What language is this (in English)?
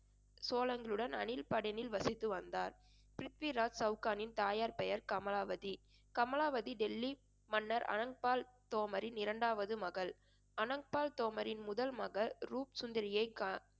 Tamil